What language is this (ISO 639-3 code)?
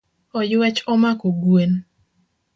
luo